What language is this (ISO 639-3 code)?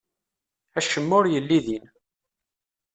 kab